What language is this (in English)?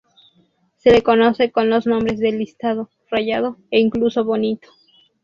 Spanish